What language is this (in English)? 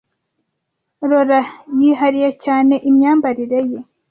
Kinyarwanda